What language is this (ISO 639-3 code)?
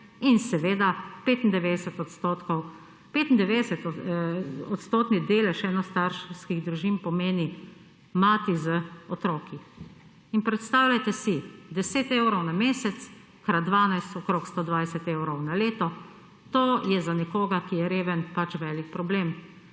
slv